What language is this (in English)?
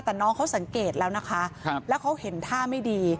Thai